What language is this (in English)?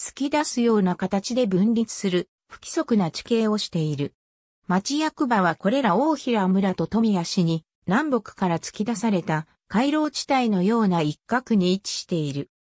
Japanese